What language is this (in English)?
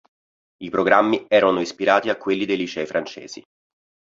Italian